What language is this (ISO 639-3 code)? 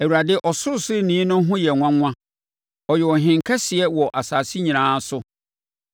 aka